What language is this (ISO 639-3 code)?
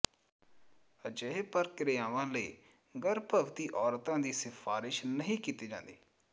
pan